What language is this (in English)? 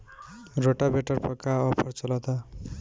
Bhojpuri